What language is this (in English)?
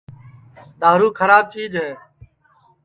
Sansi